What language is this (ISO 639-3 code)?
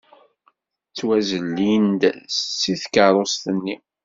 kab